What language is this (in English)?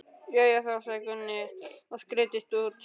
Icelandic